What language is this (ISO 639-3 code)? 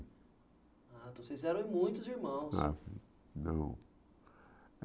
por